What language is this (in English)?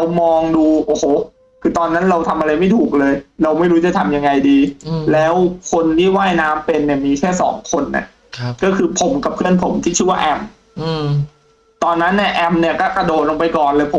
Thai